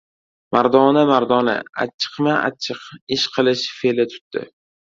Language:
Uzbek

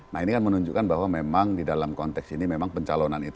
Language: Indonesian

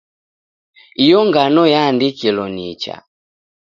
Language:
Taita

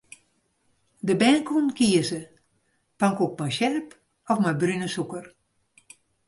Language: Western Frisian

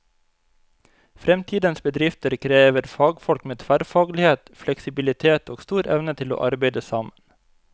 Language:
Norwegian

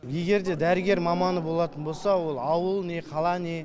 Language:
Kazakh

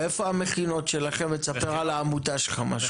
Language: Hebrew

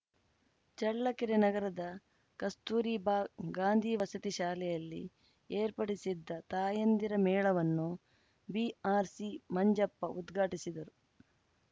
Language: Kannada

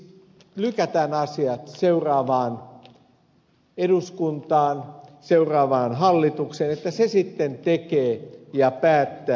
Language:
Finnish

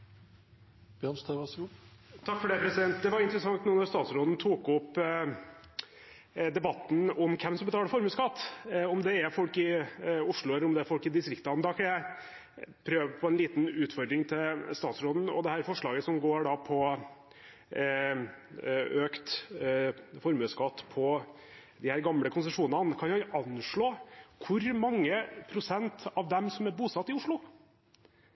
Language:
Norwegian Bokmål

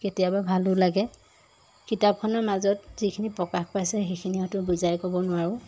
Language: Assamese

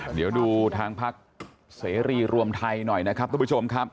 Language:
Thai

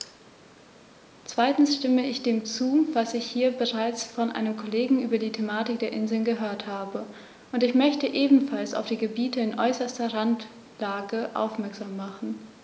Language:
German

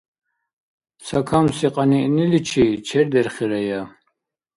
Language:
Dargwa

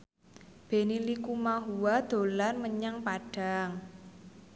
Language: Javanese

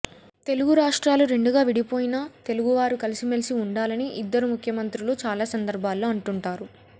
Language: Telugu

